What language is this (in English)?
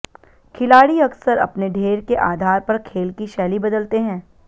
Hindi